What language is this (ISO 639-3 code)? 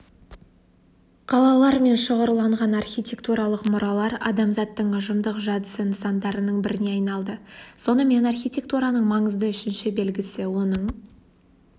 kaz